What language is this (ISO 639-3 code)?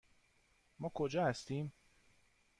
fas